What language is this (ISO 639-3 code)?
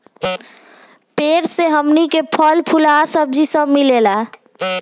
bho